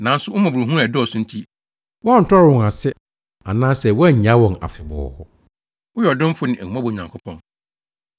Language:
Akan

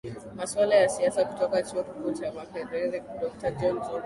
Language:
Swahili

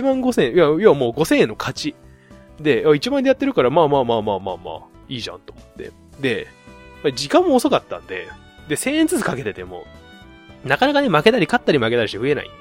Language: Japanese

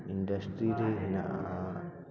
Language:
Santali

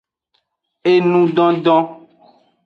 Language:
Aja (Benin)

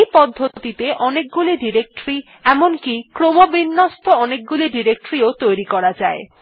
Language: Bangla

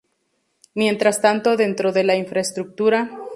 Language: Spanish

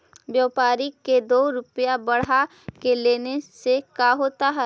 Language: Magahi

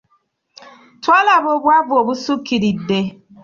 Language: Ganda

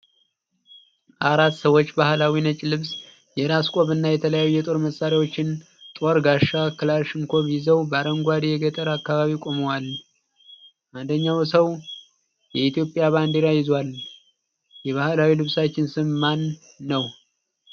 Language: Amharic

